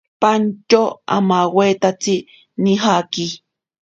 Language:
Ashéninka Perené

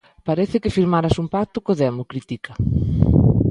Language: Galician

